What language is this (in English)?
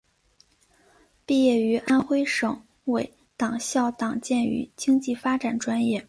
Chinese